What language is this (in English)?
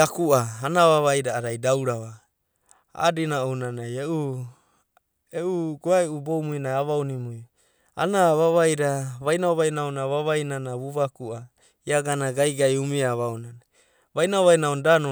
Abadi